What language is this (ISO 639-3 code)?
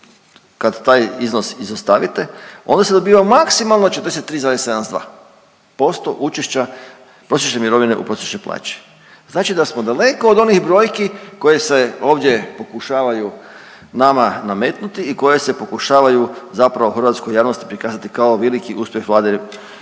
hrv